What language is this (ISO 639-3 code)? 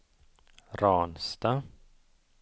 swe